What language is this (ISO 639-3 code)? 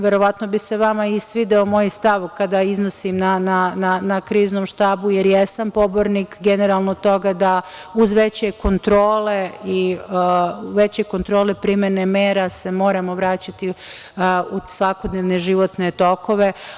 srp